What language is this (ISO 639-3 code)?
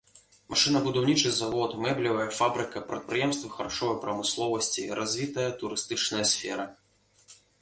bel